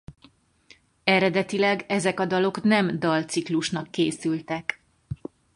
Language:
Hungarian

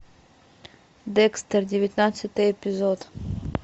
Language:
Russian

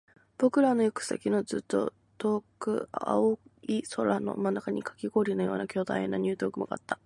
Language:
Japanese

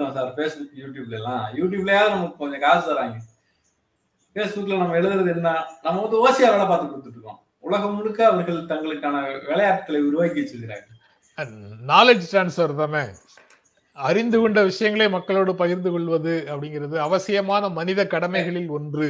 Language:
Tamil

